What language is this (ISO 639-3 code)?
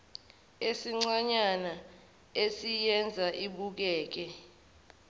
zul